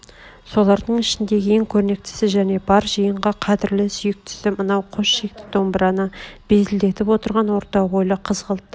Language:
Kazakh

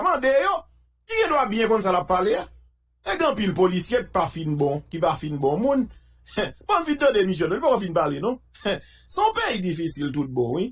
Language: French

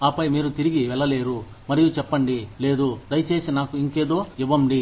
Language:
Telugu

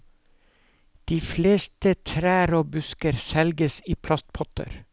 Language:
Norwegian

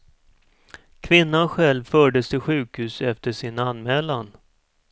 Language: Swedish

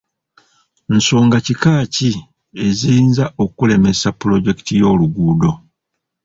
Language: Ganda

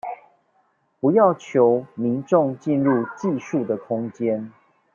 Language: Chinese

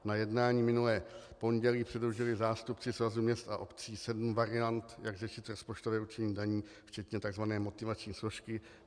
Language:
Czech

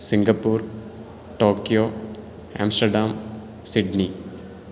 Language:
Sanskrit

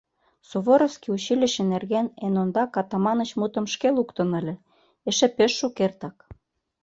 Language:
Mari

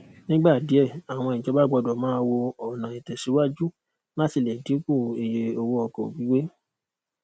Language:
Yoruba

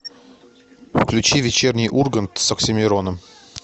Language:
Russian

